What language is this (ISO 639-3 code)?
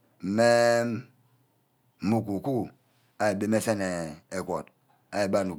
byc